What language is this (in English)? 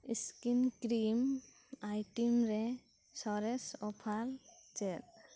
Santali